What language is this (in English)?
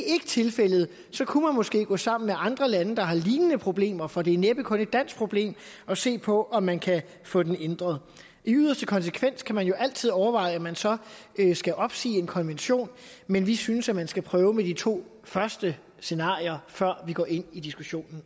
Danish